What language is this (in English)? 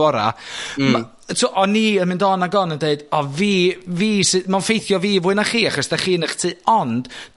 Welsh